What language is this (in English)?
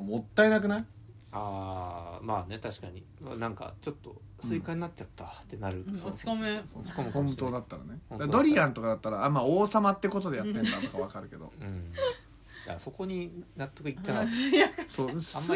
Japanese